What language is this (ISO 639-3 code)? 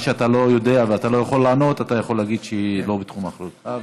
heb